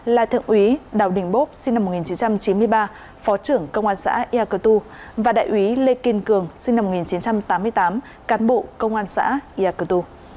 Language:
Vietnamese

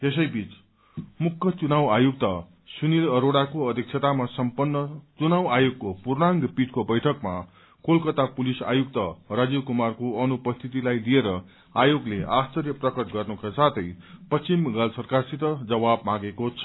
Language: Nepali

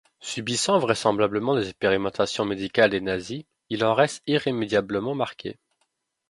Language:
French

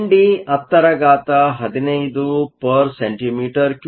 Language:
Kannada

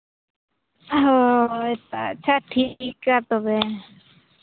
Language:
Santali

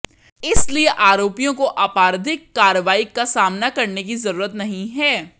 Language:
Hindi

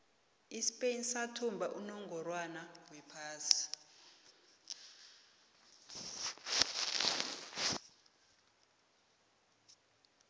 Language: South Ndebele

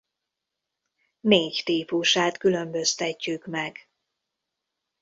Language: Hungarian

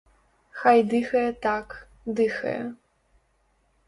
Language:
Belarusian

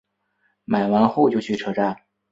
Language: Chinese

